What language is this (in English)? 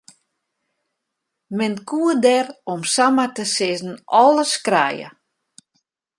Western Frisian